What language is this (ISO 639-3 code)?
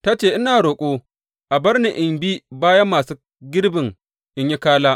hau